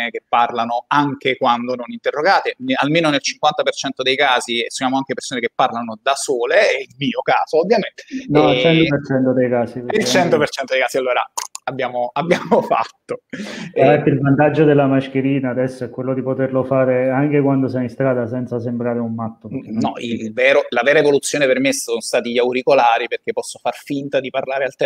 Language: Italian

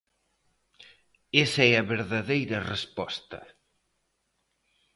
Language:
Galician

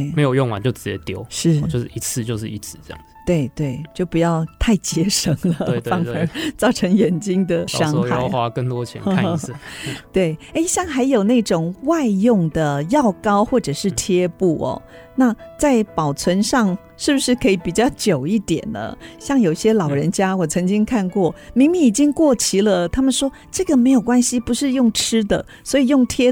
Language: Chinese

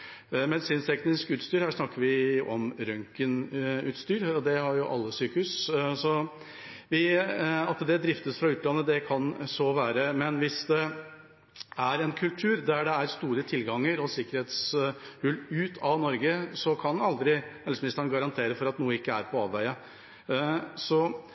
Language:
Norwegian Bokmål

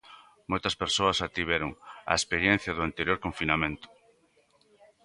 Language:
Galician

